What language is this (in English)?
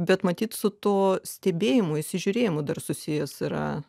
Lithuanian